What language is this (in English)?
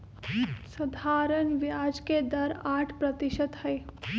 Magahi